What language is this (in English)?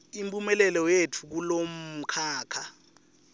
Swati